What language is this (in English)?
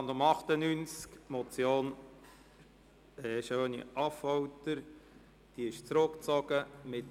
Swiss German